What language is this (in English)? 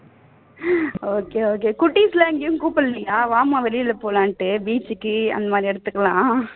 Tamil